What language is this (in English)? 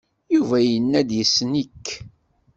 Kabyle